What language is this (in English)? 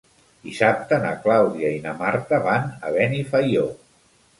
Catalan